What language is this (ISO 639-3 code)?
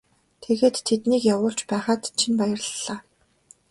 mon